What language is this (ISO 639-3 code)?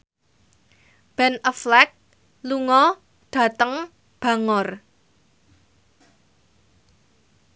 jav